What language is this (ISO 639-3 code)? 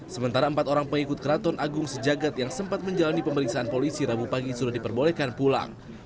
ind